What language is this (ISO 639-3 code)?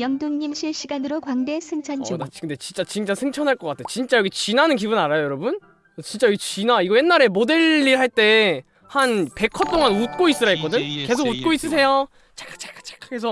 kor